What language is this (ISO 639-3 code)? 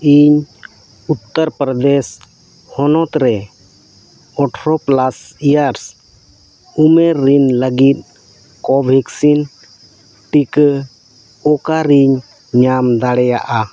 sat